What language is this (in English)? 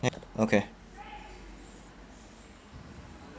English